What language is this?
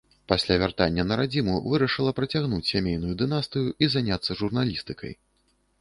Belarusian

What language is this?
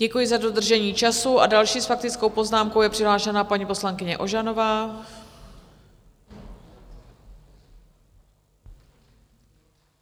Czech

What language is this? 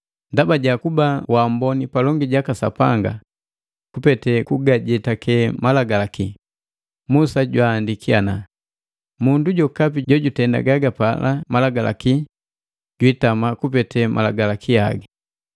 Matengo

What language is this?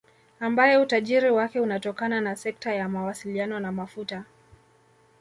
Swahili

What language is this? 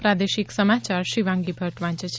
Gujarati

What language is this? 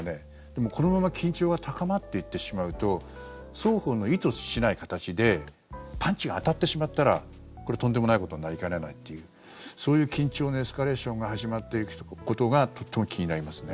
Japanese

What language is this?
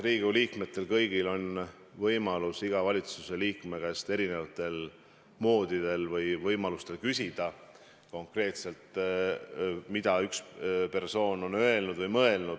Estonian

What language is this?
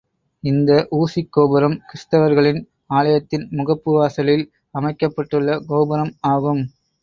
Tamil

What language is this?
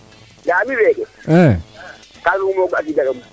Serer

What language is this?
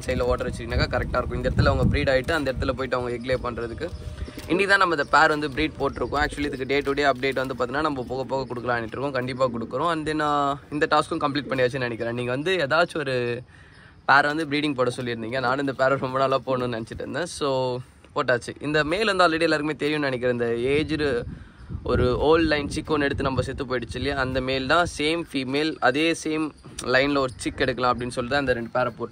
Thai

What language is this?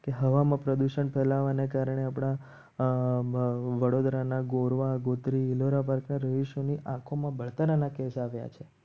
Gujarati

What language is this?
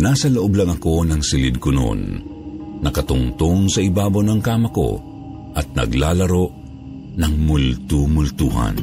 Filipino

